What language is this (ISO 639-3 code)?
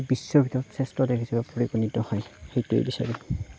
asm